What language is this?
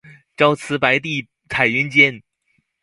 Chinese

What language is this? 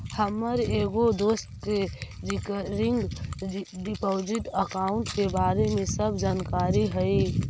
Magahi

